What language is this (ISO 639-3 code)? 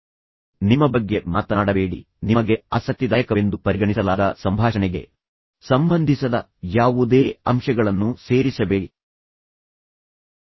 kan